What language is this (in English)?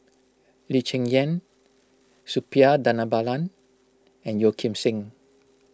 English